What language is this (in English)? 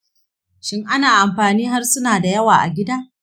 Hausa